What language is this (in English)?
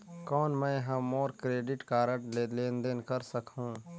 Chhattisgarhi